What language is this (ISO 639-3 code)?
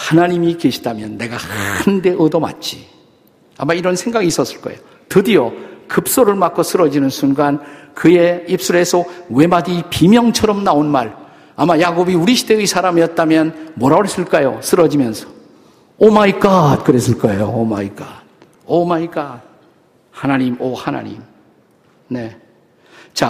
kor